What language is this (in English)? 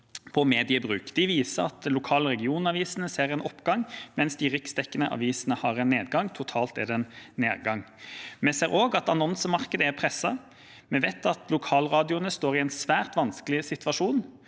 Norwegian